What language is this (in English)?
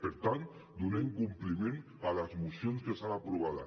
Catalan